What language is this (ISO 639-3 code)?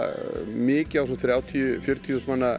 isl